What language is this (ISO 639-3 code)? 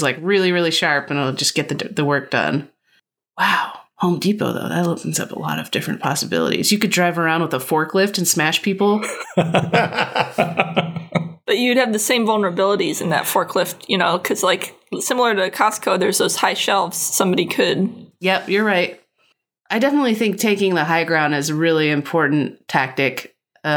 eng